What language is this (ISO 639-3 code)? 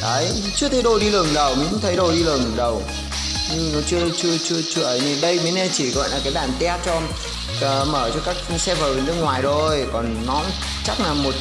vie